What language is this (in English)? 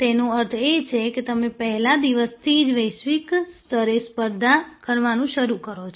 Gujarati